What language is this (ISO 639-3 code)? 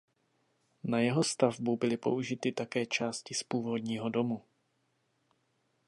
ces